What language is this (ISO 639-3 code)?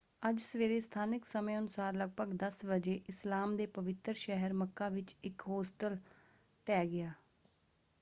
pan